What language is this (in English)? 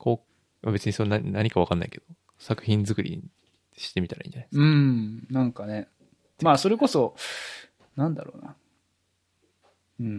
Japanese